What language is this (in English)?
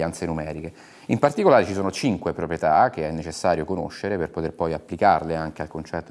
Italian